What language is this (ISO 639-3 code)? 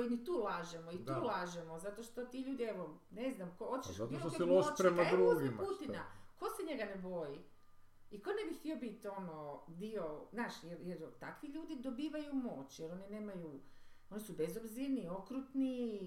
hrv